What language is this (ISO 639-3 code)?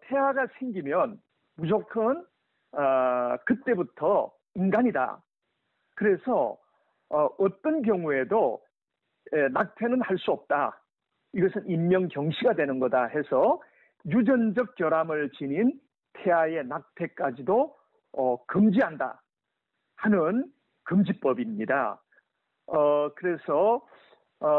kor